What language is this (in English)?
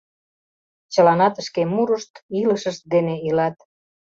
Mari